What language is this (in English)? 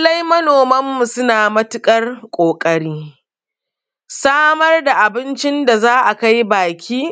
Hausa